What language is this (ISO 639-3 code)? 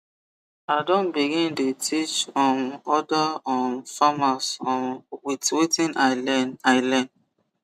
pcm